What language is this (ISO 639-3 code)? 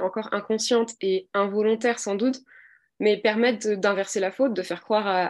fra